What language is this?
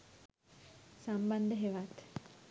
Sinhala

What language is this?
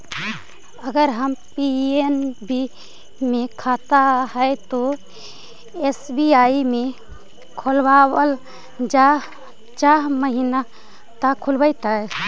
Magahi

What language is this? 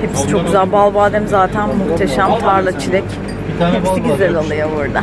Turkish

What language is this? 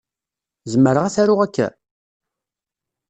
Kabyle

